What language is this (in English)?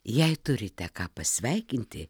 Lithuanian